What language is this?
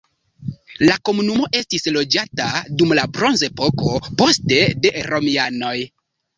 Esperanto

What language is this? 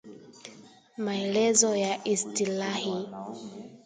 Swahili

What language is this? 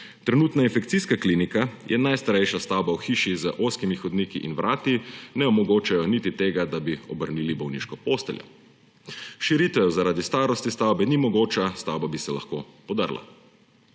Slovenian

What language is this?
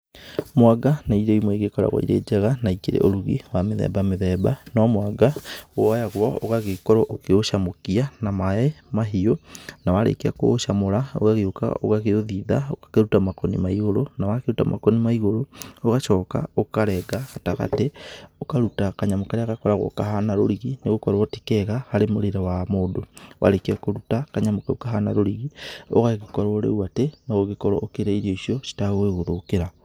Kikuyu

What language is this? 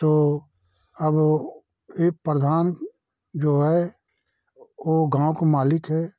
Hindi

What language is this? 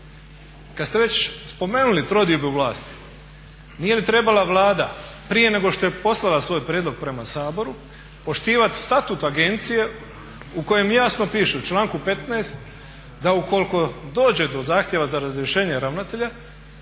Croatian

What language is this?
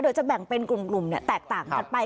Thai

